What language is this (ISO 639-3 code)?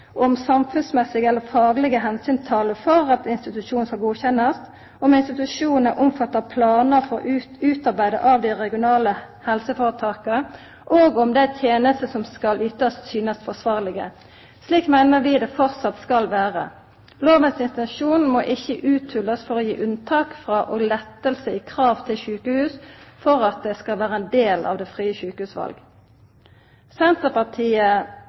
nno